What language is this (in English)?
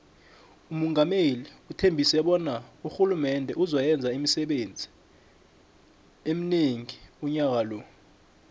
South Ndebele